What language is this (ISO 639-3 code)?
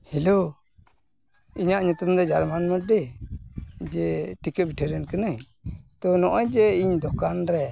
sat